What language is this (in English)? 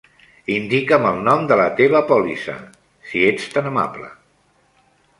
Catalan